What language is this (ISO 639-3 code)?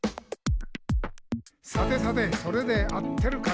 jpn